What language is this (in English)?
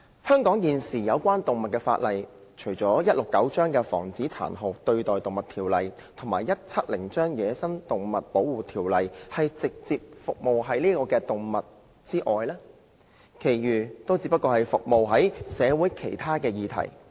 Cantonese